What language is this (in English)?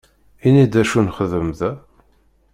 Kabyle